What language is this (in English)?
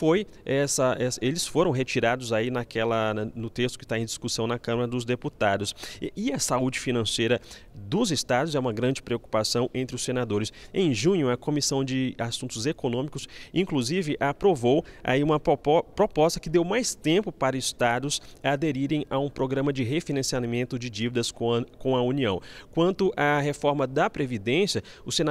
Portuguese